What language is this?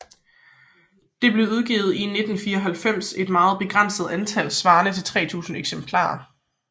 Danish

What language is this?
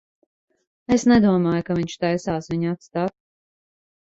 Latvian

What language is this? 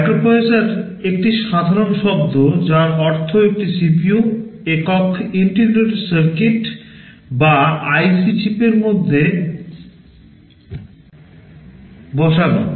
Bangla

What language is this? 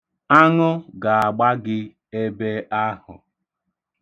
Igbo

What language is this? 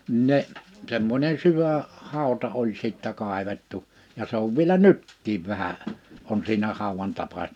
Finnish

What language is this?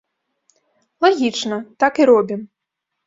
Belarusian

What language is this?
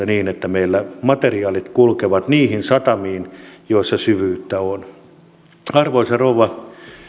Finnish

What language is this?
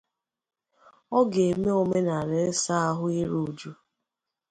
Igbo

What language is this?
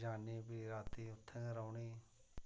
Dogri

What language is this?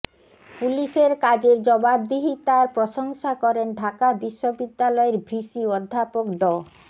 Bangla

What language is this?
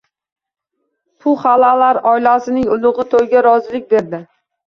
Uzbek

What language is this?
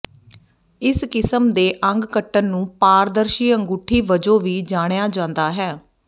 Punjabi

